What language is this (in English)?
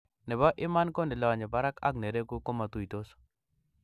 Kalenjin